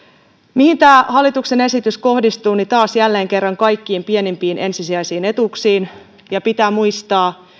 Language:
Finnish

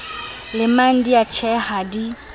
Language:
Southern Sotho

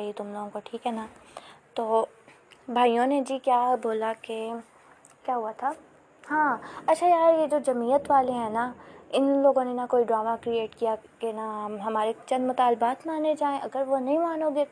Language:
Urdu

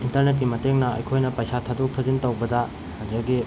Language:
Manipuri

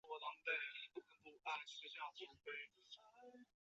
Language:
Chinese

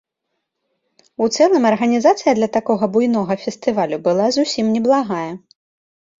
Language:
Belarusian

